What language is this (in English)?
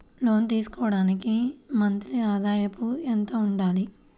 Telugu